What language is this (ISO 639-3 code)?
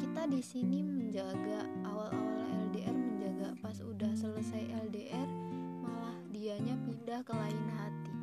ind